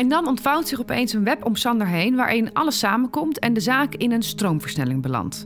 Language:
Dutch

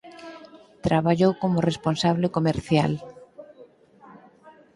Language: Galician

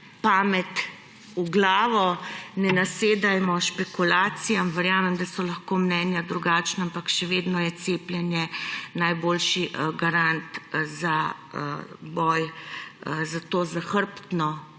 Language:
Slovenian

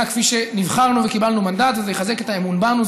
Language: Hebrew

